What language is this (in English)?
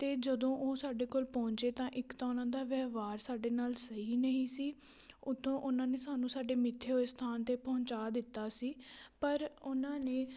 Punjabi